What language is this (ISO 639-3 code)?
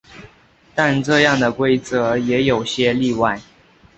zho